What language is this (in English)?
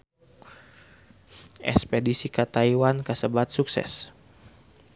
Sundanese